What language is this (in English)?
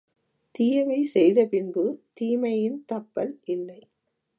Tamil